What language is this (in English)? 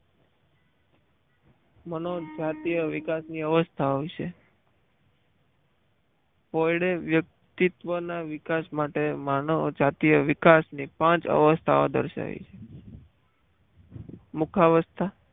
Gujarati